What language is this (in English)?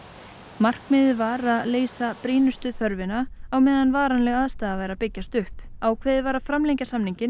Icelandic